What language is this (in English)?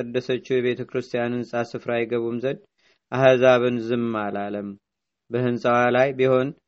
Amharic